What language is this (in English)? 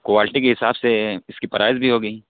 Urdu